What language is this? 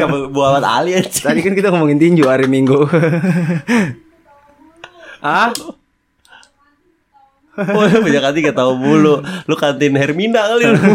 Indonesian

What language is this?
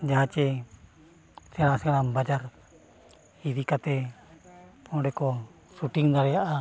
Santali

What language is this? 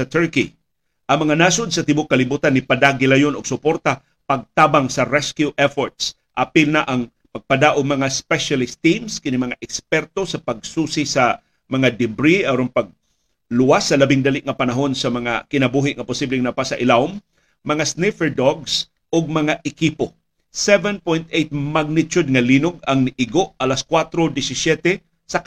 Filipino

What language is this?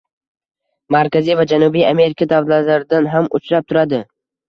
Uzbek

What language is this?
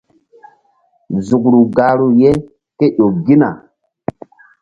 Mbum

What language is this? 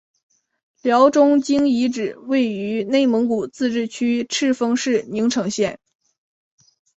Chinese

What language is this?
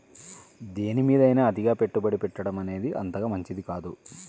Telugu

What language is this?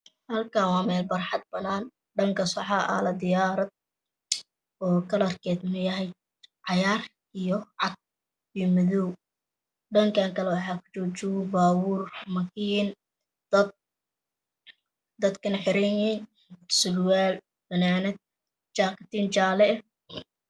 Somali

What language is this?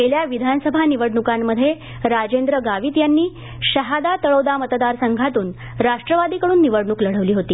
Marathi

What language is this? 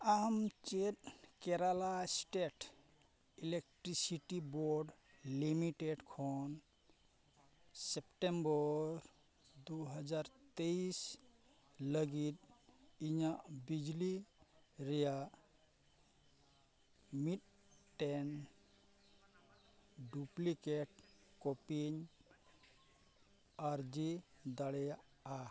Santali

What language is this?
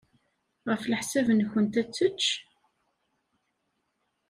Kabyle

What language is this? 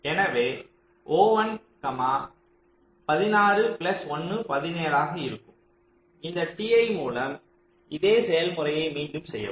Tamil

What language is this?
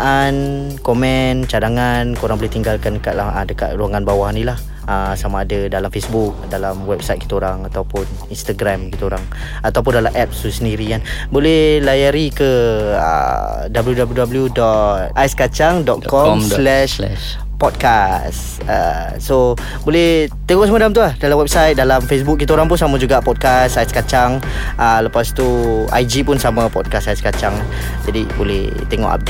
Malay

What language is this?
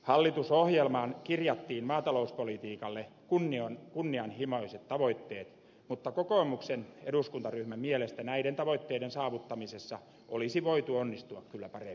Finnish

